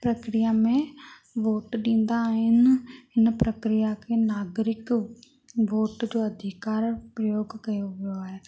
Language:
Sindhi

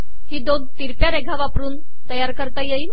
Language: Marathi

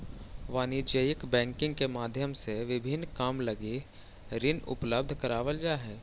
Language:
Magahi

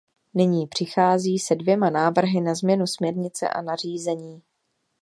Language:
Czech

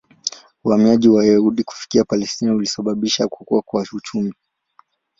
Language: Swahili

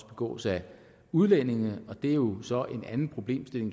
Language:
Danish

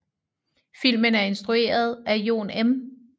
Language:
Danish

